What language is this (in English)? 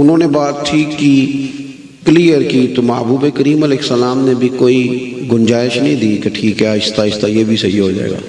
Hindi